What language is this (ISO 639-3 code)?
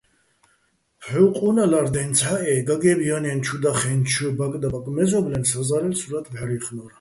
bbl